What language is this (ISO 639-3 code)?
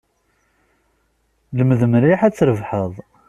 kab